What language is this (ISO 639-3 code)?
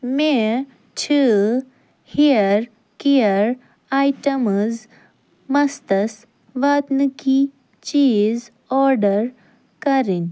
kas